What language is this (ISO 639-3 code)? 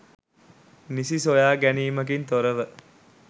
sin